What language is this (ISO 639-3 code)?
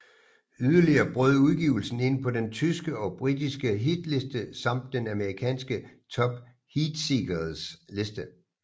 dan